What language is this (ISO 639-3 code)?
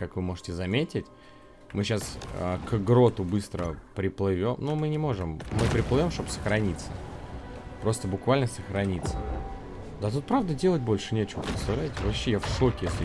rus